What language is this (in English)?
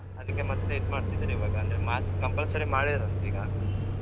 Kannada